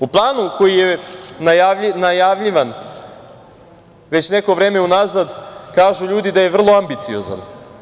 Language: Serbian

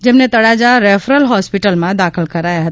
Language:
Gujarati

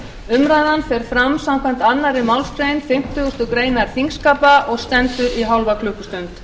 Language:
Icelandic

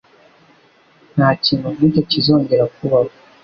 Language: Kinyarwanda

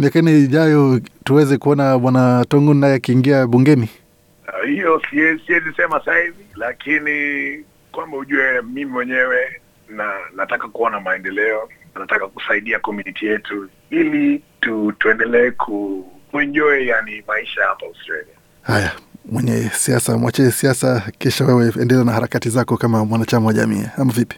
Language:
Swahili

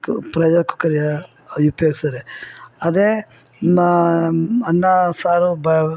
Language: Kannada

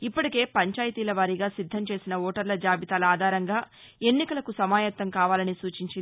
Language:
Telugu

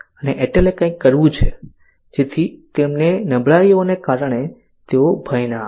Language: Gujarati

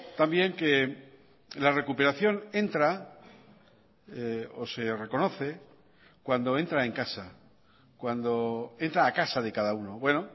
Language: Spanish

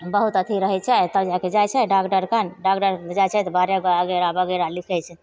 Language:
Maithili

